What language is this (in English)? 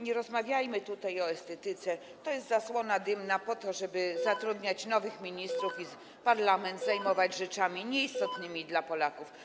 Polish